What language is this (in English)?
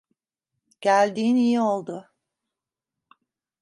Turkish